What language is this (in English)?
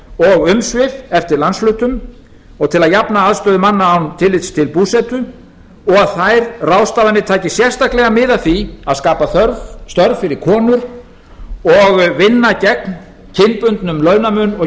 Icelandic